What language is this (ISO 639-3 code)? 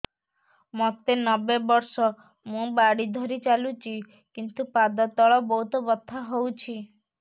ori